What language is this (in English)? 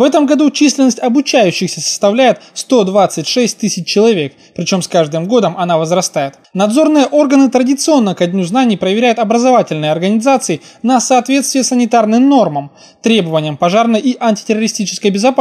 Russian